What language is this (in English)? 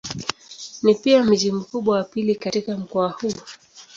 Swahili